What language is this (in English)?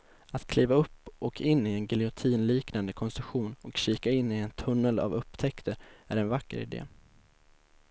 Swedish